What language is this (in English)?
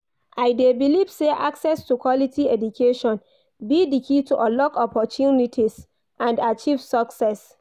Nigerian Pidgin